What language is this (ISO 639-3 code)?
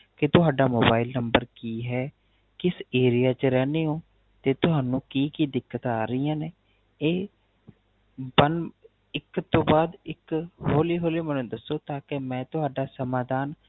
pan